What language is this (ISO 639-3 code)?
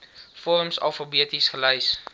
afr